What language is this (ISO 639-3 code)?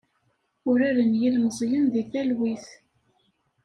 kab